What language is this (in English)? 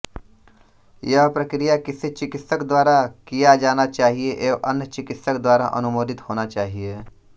Hindi